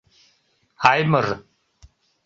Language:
Mari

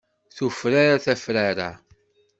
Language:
Kabyle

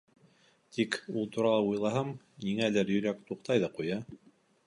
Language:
Bashkir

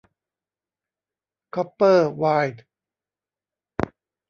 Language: Thai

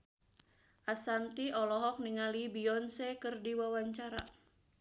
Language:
Sundanese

